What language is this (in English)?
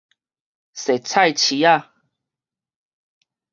Min Nan Chinese